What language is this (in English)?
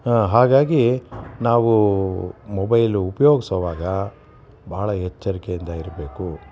Kannada